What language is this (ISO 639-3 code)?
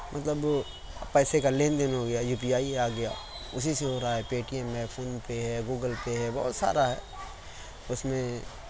urd